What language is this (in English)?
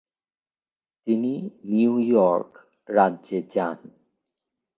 Bangla